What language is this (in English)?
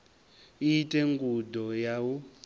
Venda